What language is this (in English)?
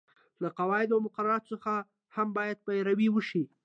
Pashto